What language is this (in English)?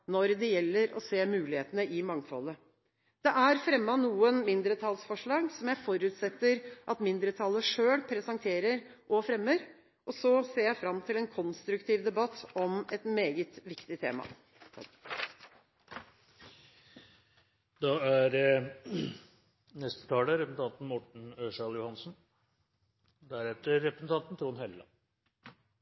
Norwegian Bokmål